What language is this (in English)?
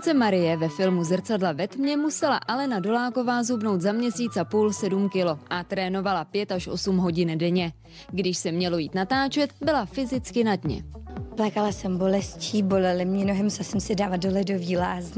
Czech